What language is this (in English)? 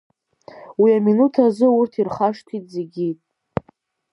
Abkhazian